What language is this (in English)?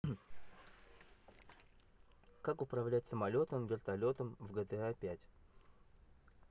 Russian